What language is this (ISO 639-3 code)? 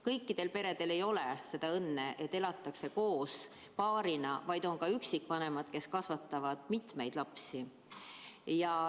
est